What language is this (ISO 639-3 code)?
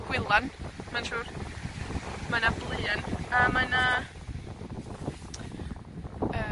cym